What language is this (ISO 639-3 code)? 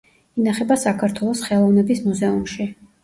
kat